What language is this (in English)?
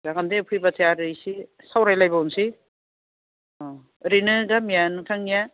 Bodo